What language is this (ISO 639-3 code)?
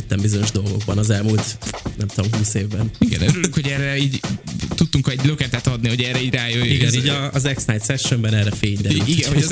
hun